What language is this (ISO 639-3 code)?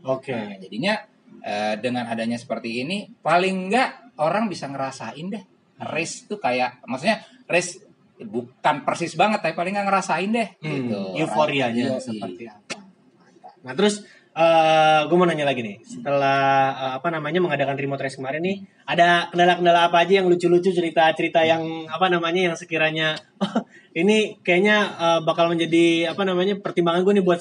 ind